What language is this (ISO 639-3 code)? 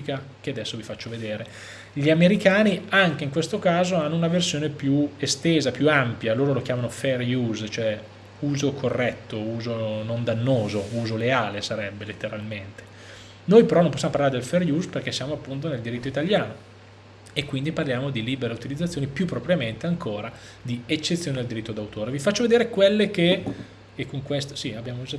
ita